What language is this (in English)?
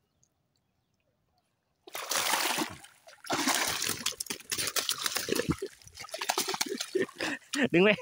Thai